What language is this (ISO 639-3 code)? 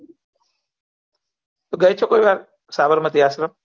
guj